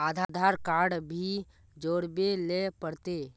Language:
Magahi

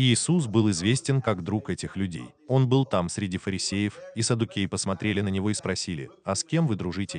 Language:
Russian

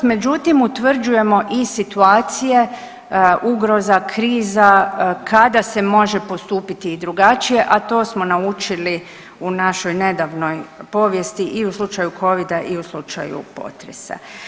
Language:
Croatian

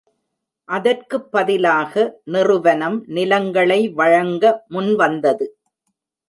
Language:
Tamil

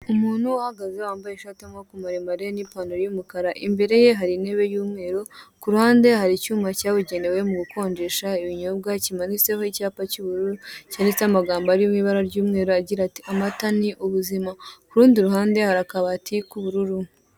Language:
Kinyarwanda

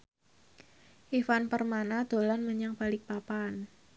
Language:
Javanese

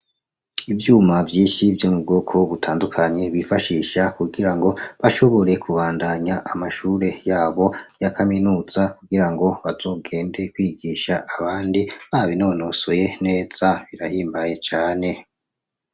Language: Rundi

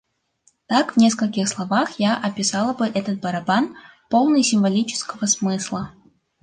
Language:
Russian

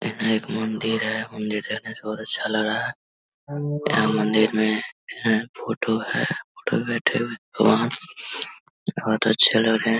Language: Hindi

